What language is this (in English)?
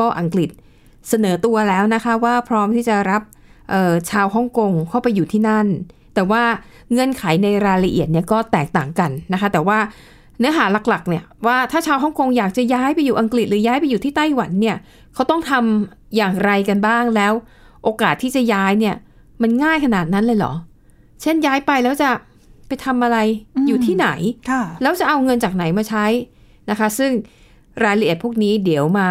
Thai